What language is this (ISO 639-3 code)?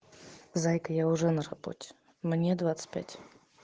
rus